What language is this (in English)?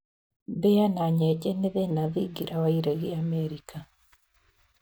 Kikuyu